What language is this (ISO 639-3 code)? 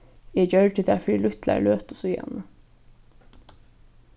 fao